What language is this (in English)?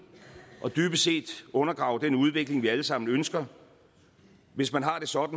Danish